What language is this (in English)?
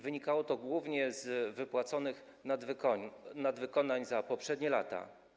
Polish